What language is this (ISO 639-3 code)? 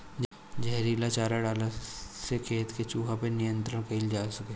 bho